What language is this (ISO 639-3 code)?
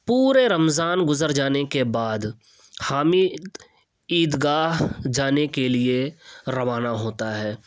urd